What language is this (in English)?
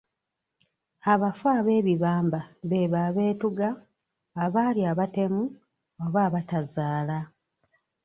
Ganda